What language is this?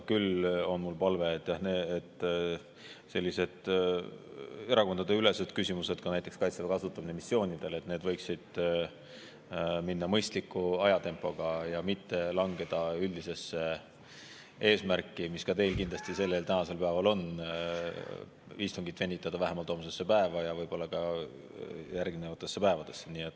Estonian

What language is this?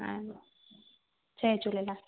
Sindhi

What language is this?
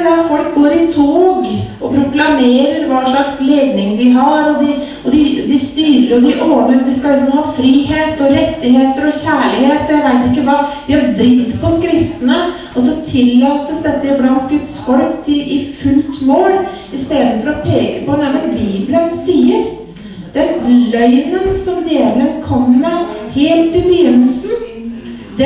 Korean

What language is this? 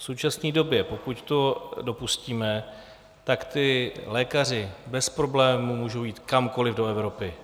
Czech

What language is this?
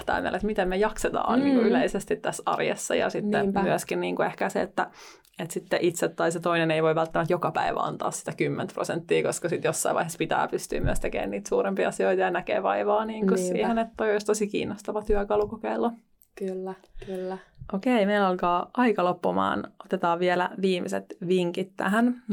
Finnish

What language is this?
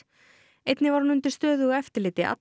Icelandic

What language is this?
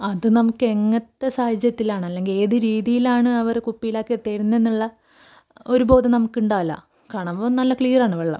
Malayalam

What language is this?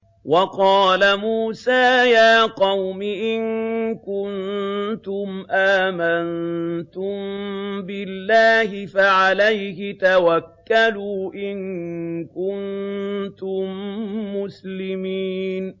Arabic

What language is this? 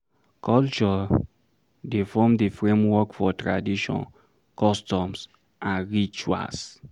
Nigerian Pidgin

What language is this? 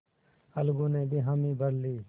Hindi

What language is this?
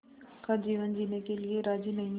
Hindi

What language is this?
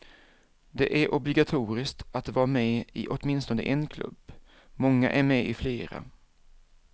Swedish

